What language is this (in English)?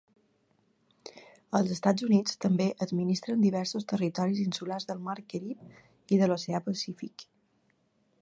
Catalan